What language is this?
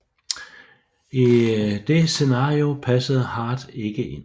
Danish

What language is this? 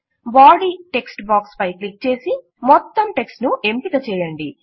Telugu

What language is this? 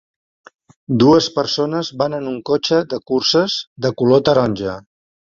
Catalan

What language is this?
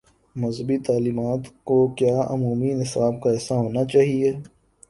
Urdu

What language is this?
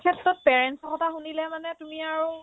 Assamese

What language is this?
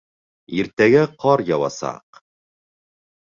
Bashkir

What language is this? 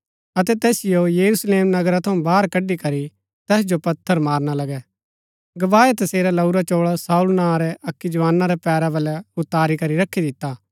Gaddi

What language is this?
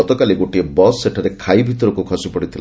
Odia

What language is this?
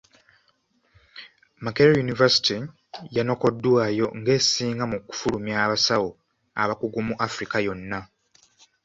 Ganda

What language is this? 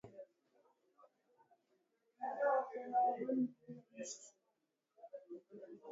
Swahili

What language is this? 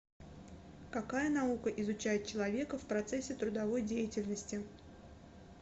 Russian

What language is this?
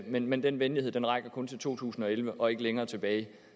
Danish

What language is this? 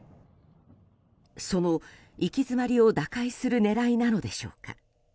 Japanese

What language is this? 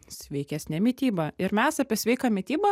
Lithuanian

